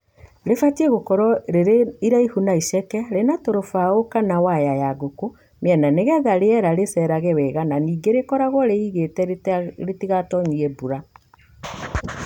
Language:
Kikuyu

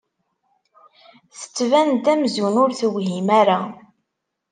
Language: Kabyle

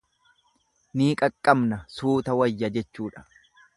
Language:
Oromo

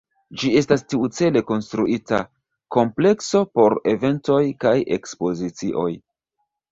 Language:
Esperanto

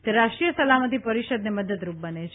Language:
Gujarati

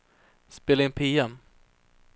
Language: Swedish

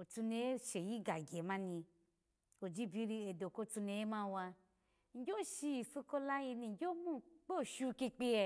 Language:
Alago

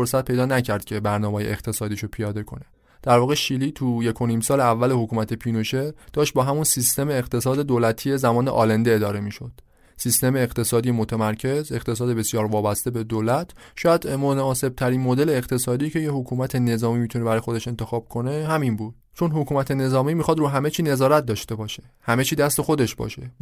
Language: Persian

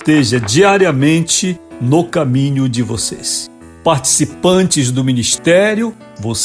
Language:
Portuguese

